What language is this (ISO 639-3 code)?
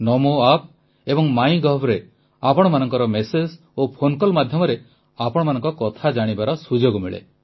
ori